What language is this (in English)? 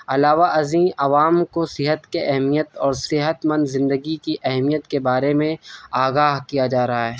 Urdu